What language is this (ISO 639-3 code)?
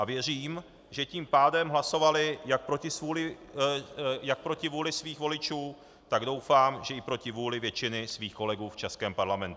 ces